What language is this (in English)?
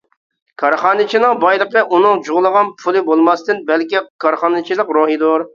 Uyghur